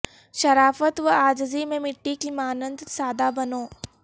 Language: Urdu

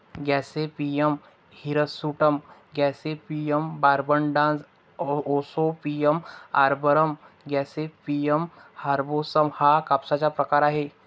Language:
Marathi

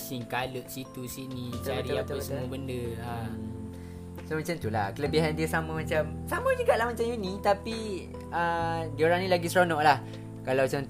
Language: Malay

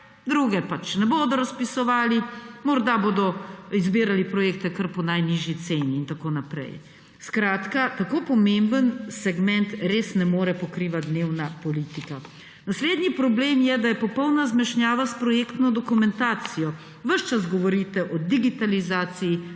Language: Slovenian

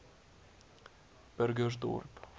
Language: Afrikaans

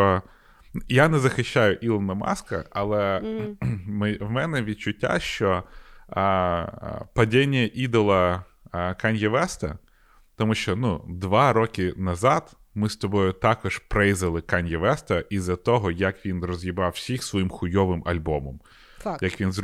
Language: Ukrainian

